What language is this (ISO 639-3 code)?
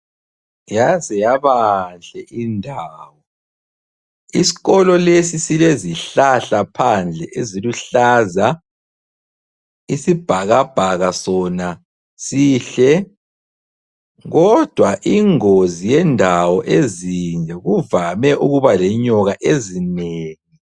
nde